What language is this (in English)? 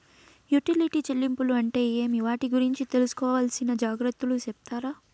Telugu